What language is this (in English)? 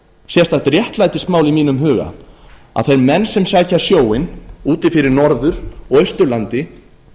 Icelandic